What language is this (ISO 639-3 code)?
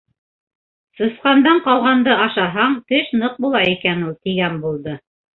bak